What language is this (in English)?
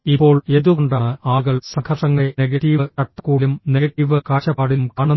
Malayalam